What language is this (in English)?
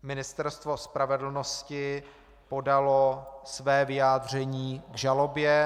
Czech